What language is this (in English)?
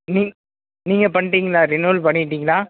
Tamil